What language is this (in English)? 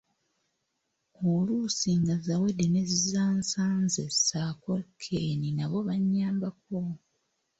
Ganda